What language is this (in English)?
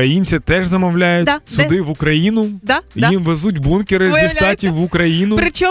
Ukrainian